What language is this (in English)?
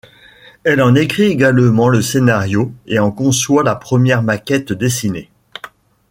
French